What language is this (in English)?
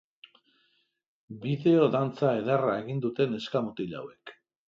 Basque